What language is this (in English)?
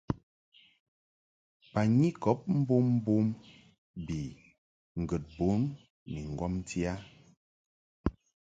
Mungaka